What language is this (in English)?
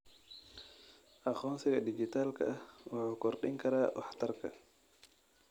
Somali